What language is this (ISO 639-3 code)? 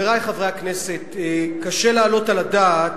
heb